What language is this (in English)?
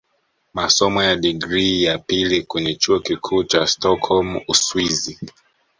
Swahili